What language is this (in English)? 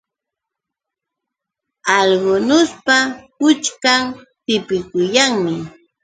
Yauyos Quechua